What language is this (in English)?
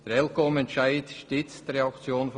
Swiss German